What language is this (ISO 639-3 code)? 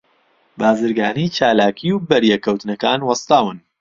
ckb